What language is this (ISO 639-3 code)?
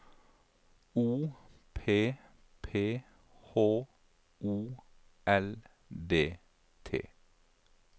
nor